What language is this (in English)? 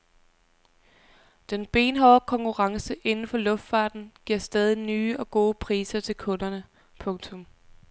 Danish